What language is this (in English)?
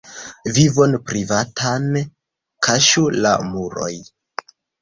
Esperanto